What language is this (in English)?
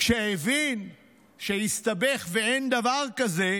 Hebrew